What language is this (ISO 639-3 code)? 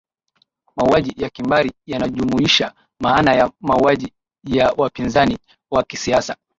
swa